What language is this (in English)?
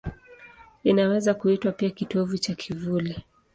Swahili